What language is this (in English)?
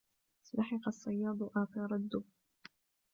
Arabic